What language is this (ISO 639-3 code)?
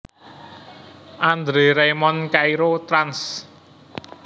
jav